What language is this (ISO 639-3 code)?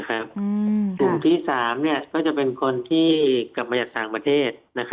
tha